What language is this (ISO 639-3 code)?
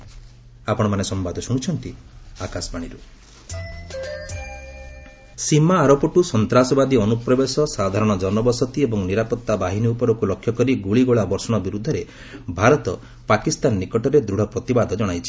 ori